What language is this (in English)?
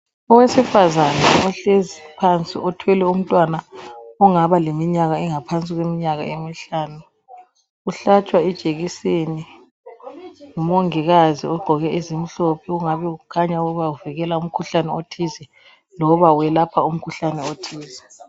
North Ndebele